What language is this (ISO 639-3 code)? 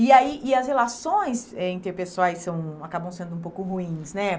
por